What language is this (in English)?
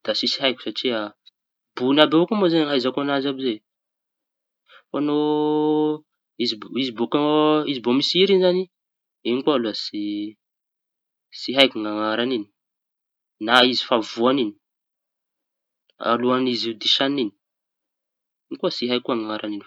Tanosy Malagasy